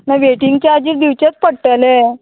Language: Konkani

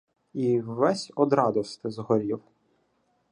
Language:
Ukrainian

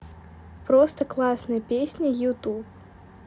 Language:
Russian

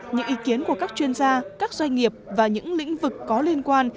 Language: Vietnamese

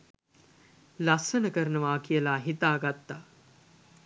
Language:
Sinhala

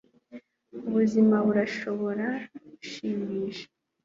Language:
Kinyarwanda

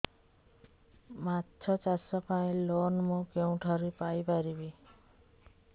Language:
Odia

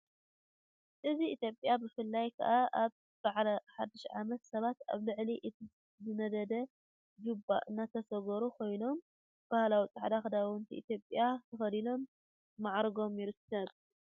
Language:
Tigrinya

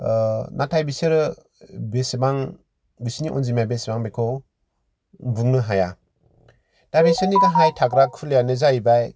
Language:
Bodo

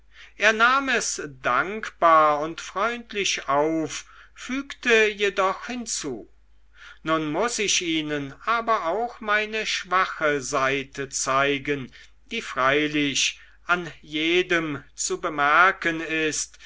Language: German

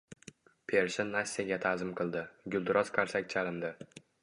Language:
Uzbek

